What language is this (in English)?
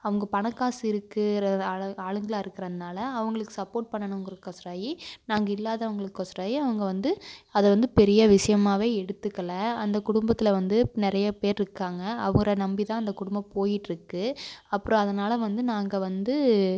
Tamil